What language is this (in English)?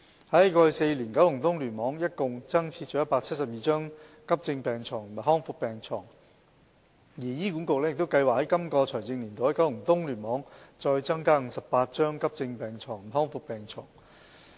Cantonese